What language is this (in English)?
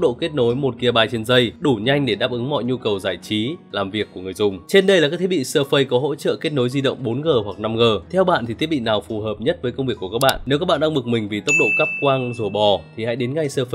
Vietnamese